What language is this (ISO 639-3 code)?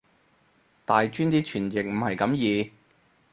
yue